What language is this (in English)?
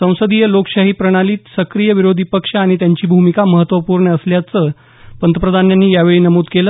Marathi